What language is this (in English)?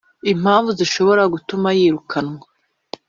Kinyarwanda